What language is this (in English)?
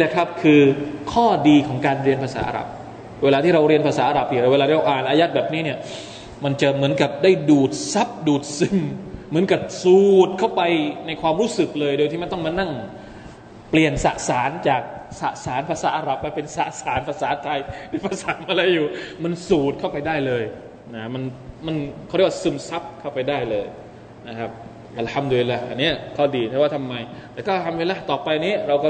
Thai